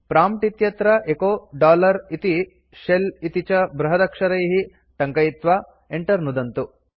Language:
Sanskrit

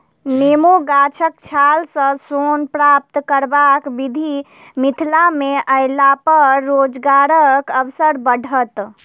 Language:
Maithili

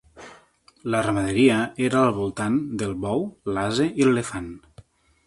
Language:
Catalan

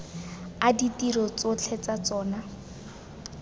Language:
Tswana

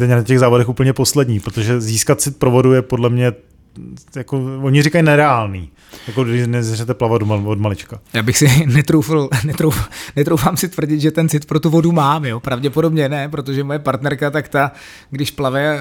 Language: Czech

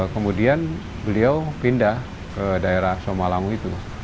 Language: Indonesian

